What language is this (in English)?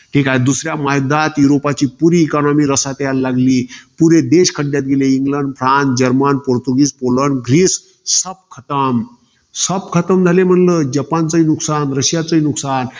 Marathi